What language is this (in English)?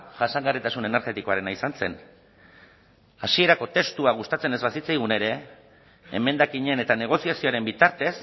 Basque